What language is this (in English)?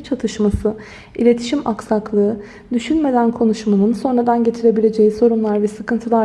Turkish